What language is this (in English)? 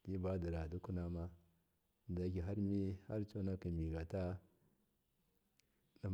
Miya